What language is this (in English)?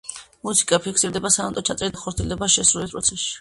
Georgian